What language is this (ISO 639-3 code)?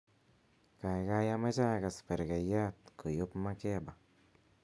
kln